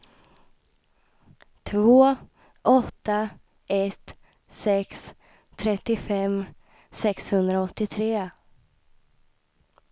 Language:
Swedish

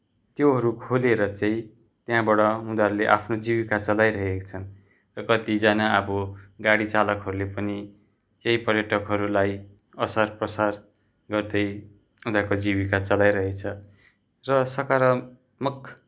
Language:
Nepali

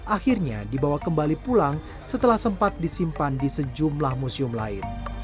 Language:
Indonesian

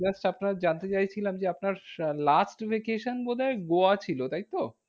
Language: Bangla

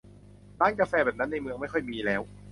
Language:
Thai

